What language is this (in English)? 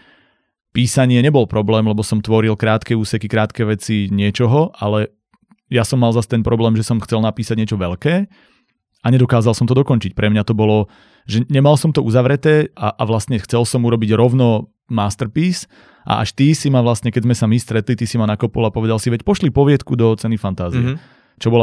Slovak